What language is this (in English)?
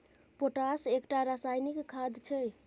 Maithili